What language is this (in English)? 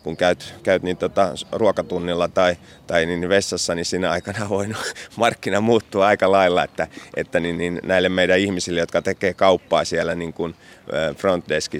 Finnish